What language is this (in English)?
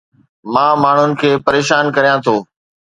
Sindhi